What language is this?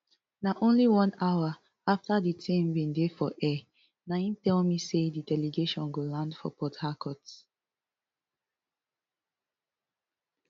Nigerian Pidgin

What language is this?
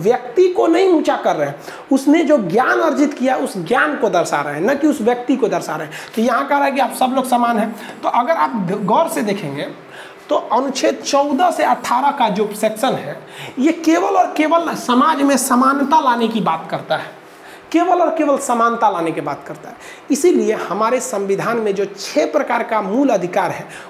Hindi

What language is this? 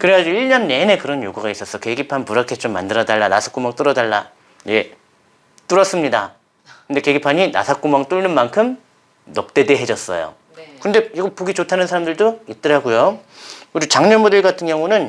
Korean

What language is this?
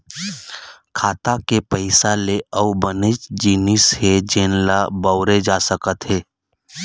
Chhattisgarhi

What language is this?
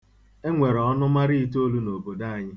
Igbo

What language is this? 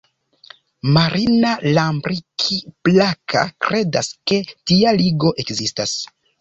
Esperanto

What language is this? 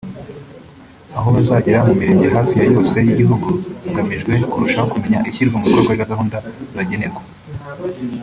Kinyarwanda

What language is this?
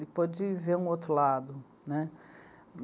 Portuguese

